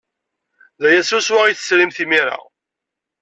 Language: Kabyle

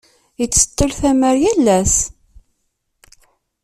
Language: Kabyle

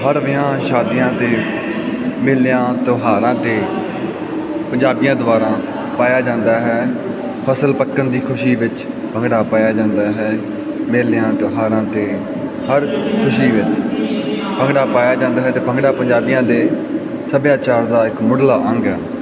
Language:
Punjabi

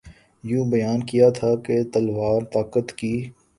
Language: Urdu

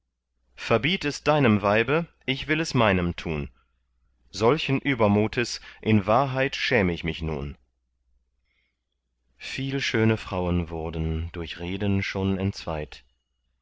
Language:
German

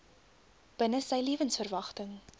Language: Afrikaans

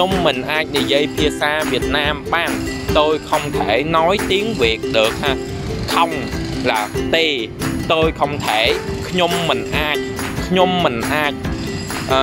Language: Vietnamese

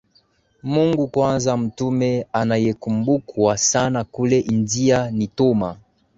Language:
Swahili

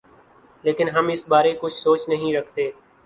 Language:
Urdu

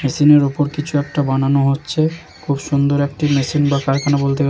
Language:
Bangla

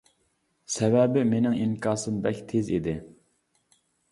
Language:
Uyghur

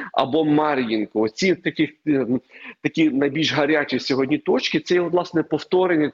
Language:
Ukrainian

